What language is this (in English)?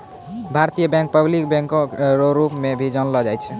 Maithili